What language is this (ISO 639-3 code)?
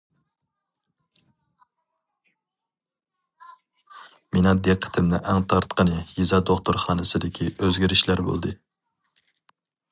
uig